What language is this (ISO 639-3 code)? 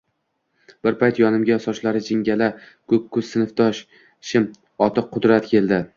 uzb